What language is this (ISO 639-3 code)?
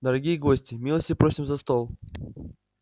rus